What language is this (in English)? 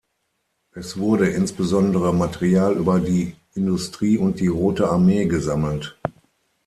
German